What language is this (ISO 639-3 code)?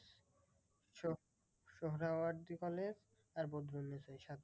ben